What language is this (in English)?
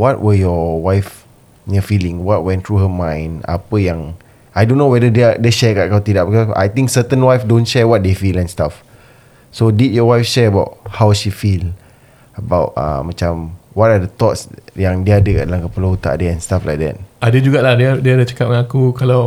Malay